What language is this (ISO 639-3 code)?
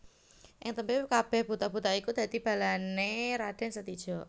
jav